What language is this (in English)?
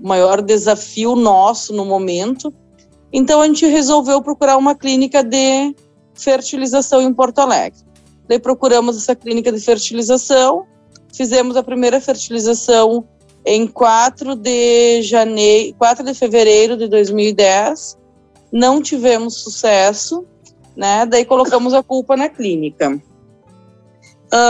Portuguese